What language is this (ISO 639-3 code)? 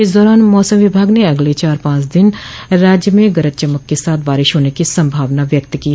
hin